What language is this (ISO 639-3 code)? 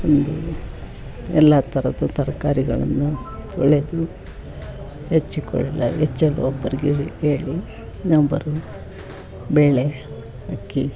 kan